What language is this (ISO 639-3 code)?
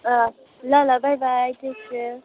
nep